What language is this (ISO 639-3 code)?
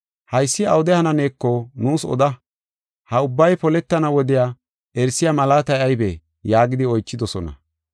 gof